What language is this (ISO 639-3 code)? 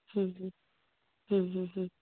sat